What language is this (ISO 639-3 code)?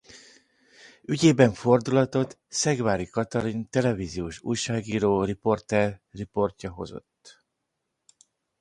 hun